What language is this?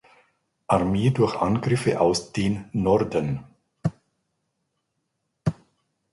German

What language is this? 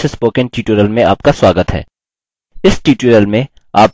Hindi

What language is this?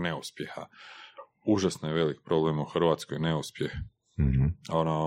Croatian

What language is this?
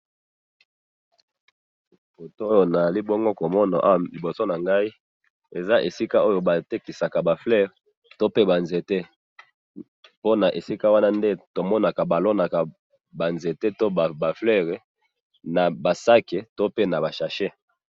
Lingala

